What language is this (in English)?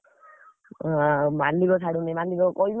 Odia